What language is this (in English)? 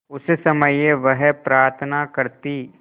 Hindi